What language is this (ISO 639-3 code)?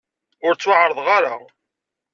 kab